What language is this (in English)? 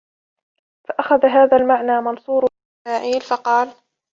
Arabic